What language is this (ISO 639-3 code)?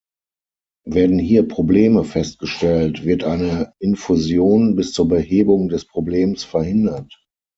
deu